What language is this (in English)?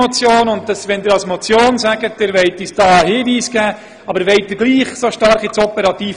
Swiss German